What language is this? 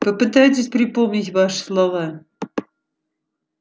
Russian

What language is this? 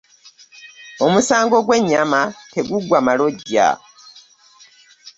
Ganda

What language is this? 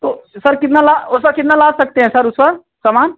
Hindi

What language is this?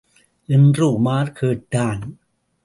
Tamil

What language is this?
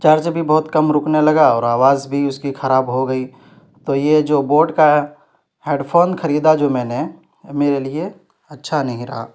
Urdu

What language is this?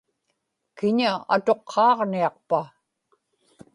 Inupiaq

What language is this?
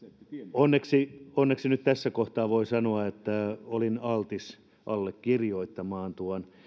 Finnish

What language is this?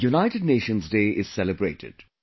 English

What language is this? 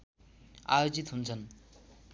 Nepali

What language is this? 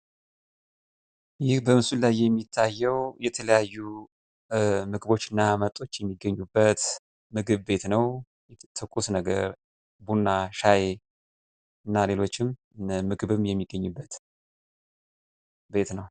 Amharic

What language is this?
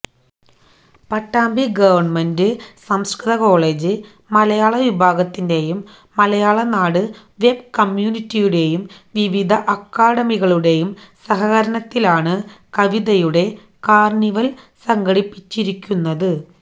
Malayalam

